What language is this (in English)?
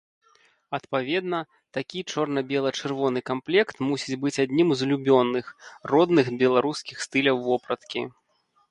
Belarusian